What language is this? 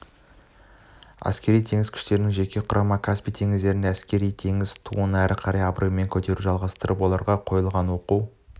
Kazakh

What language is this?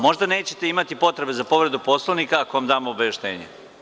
Serbian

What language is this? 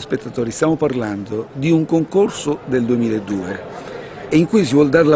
Italian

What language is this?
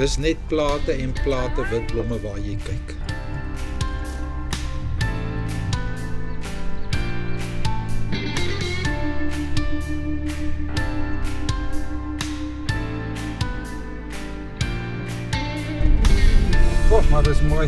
Dutch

